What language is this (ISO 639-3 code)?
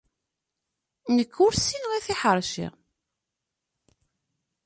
kab